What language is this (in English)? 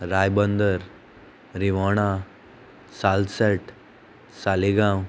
Konkani